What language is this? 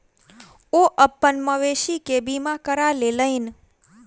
Maithili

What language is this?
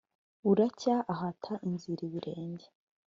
Kinyarwanda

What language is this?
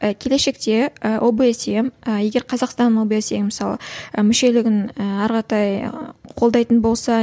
Kazakh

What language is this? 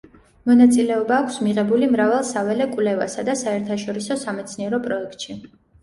Georgian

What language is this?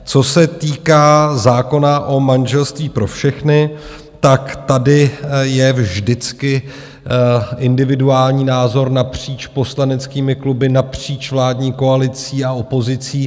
Czech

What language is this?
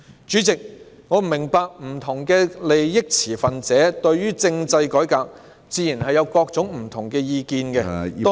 Cantonese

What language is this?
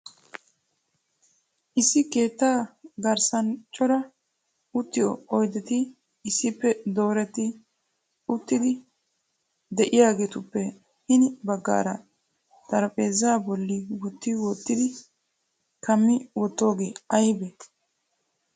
Wolaytta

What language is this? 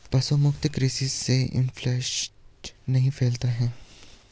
Hindi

